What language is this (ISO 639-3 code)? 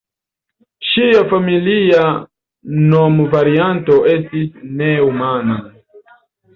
epo